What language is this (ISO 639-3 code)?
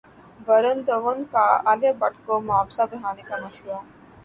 urd